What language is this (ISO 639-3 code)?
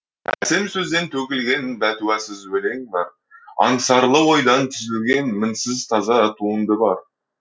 kaz